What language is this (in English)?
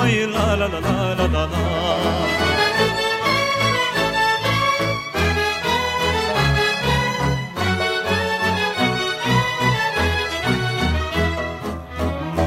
Romanian